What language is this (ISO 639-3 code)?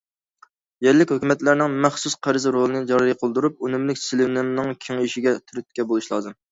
uig